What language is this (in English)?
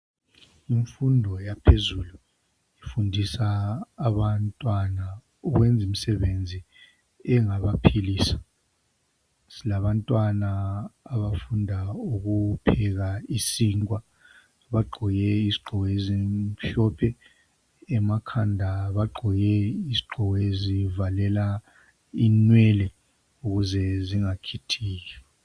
North Ndebele